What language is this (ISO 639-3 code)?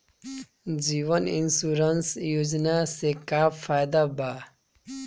bho